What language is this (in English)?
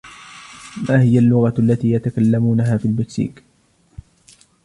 Arabic